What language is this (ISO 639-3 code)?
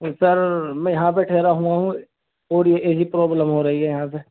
urd